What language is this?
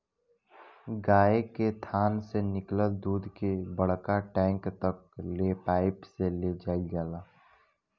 Bhojpuri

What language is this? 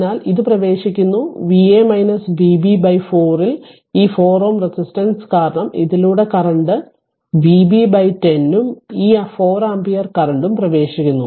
Malayalam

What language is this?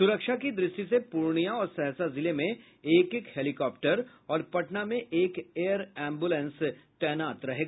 Hindi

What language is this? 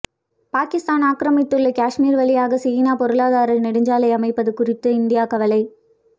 Tamil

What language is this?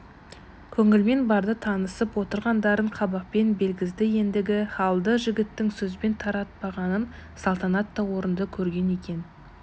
Kazakh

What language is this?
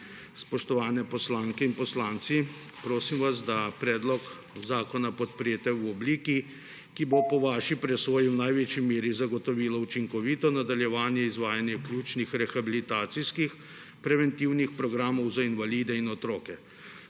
Slovenian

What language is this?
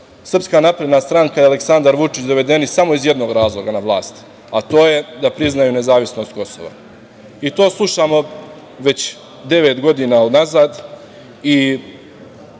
Serbian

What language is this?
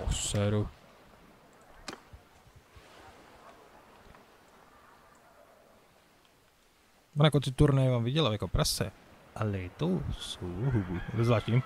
Czech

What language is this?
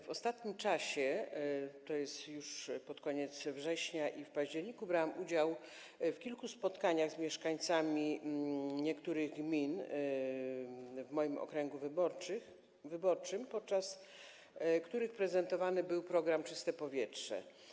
Polish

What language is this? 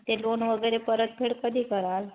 Marathi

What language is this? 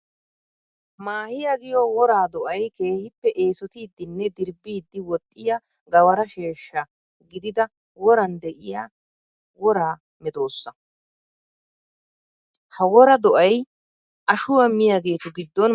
Wolaytta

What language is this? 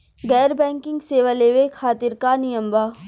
Bhojpuri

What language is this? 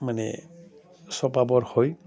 Assamese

